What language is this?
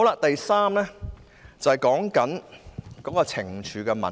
Cantonese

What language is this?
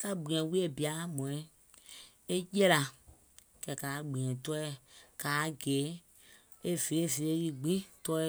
Gola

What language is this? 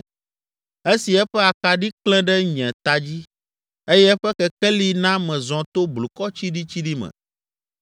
Ewe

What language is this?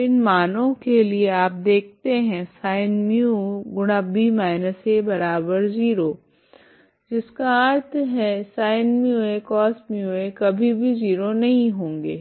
Hindi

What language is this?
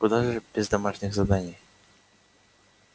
Russian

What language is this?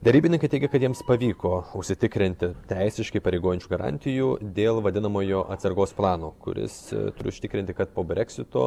Lithuanian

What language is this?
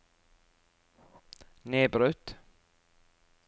Norwegian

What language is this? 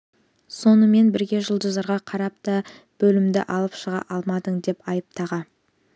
Kazakh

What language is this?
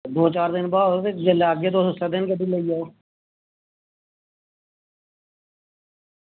Dogri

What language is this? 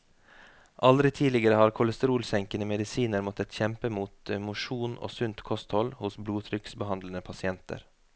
Norwegian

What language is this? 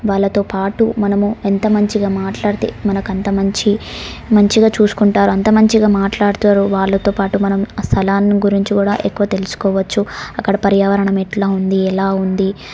Telugu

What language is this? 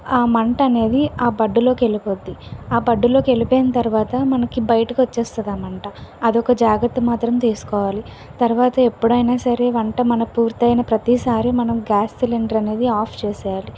Telugu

